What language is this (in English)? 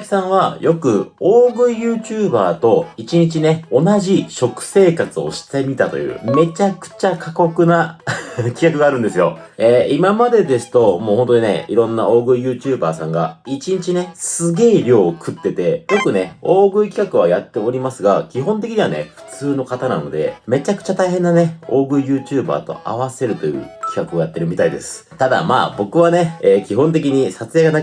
Japanese